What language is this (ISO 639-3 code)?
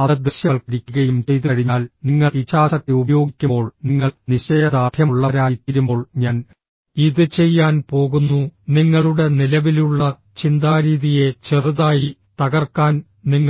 mal